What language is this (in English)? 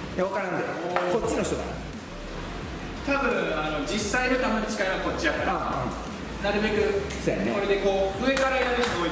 Japanese